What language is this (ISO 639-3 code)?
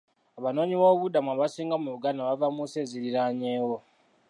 lug